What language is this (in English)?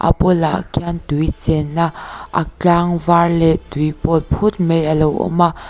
Mizo